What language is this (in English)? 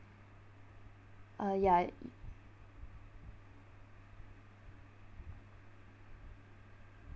English